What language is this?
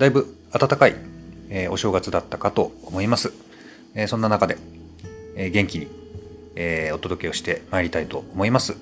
Japanese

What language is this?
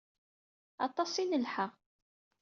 Kabyle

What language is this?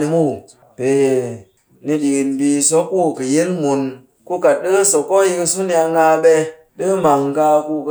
Cakfem-Mushere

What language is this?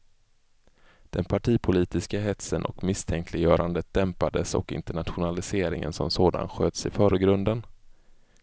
Swedish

